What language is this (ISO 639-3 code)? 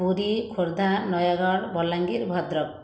ori